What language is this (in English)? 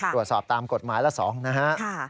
Thai